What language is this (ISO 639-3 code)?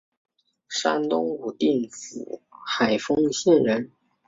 zho